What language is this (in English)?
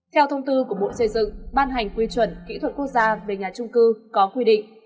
Vietnamese